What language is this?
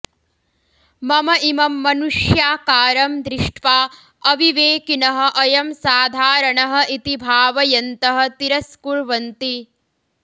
Sanskrit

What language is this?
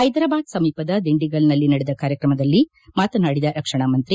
Kannada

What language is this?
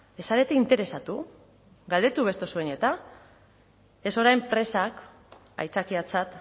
Basque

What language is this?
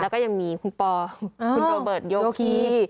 Thai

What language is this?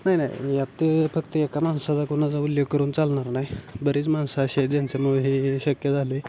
Marathi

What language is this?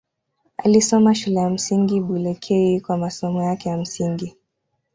Swahili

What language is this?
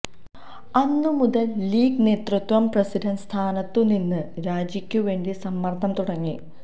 Malayalam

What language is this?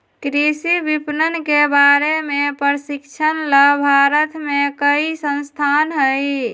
Magahi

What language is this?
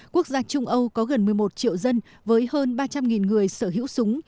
Vietnamese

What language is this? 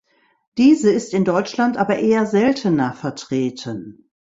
German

